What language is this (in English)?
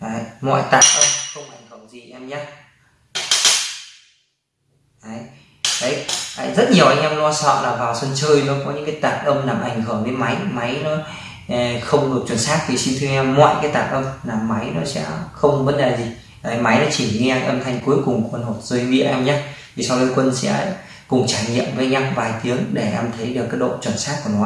Vietnamese